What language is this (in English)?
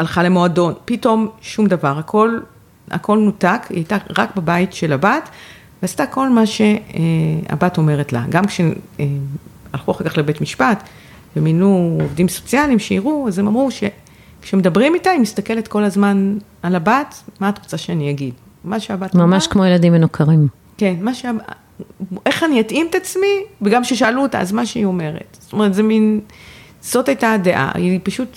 Hebrew